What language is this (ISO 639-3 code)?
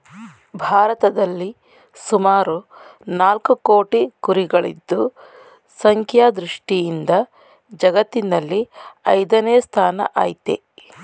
kan